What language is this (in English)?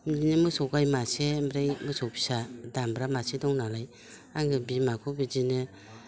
Bodo